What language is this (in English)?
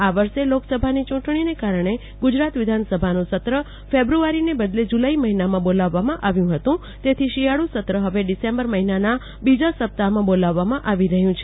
Gujarati